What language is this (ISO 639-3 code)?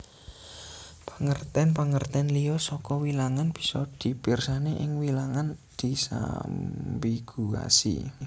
jav